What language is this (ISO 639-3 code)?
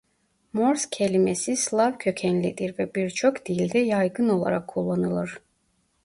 tur